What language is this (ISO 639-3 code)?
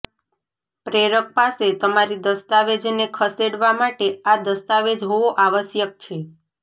guj